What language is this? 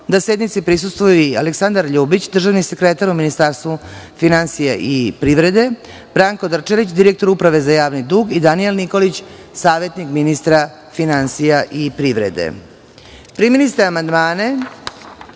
Serbian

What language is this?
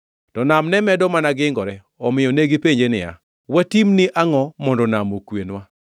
Luo (Kenya and Tanzania)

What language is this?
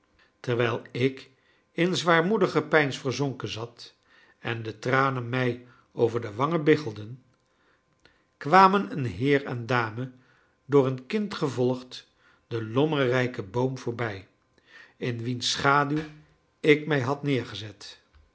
Dutch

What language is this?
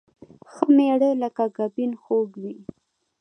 Pashto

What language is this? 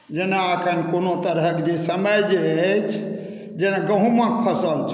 Maithili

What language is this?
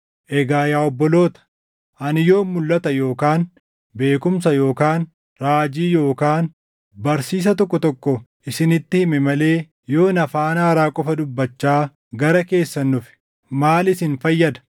Oromo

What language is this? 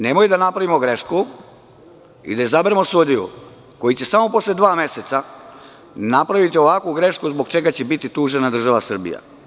Serbian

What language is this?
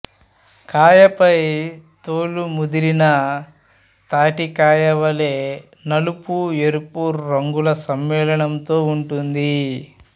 Telugu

